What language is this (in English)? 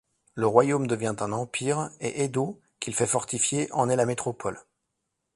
French